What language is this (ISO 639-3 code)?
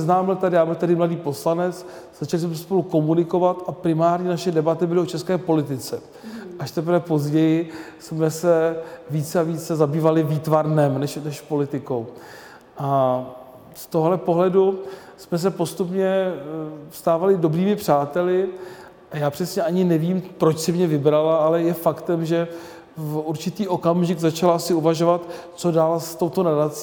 ces